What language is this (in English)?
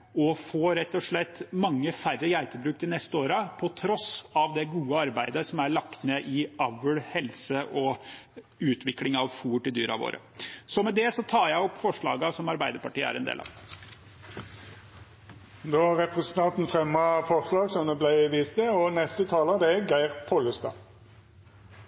Norwegian